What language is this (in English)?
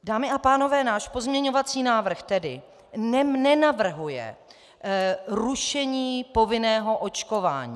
Czech